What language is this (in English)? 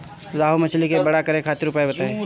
Bhojpuri